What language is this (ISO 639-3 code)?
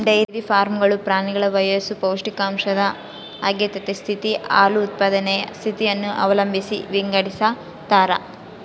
kan